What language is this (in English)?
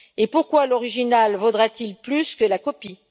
French